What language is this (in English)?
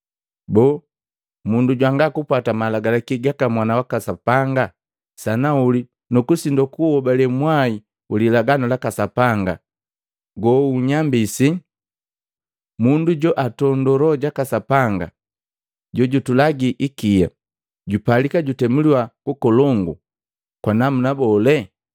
Matengo